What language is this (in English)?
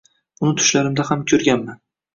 Uzbek